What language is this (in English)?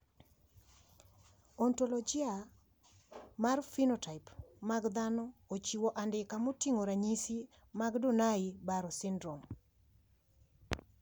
Luo (Kenya and Tanzania)